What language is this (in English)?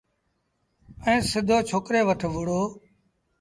Sindhi Bhil